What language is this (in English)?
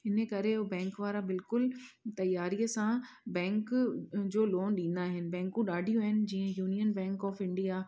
Sindhi